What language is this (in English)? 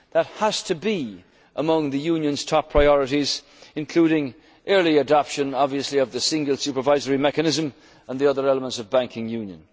English